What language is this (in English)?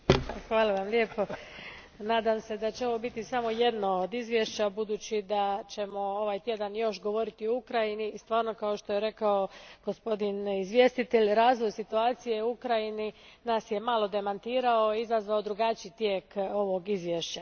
Croatian